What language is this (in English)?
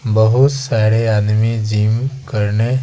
Hindi